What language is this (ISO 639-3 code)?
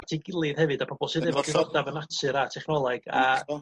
cym